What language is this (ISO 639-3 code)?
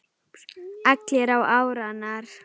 isl